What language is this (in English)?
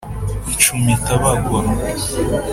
Kinyarwanda